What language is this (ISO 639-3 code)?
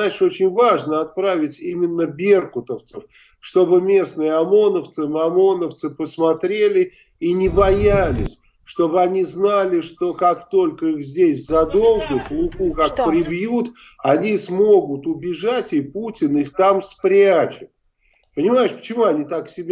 rus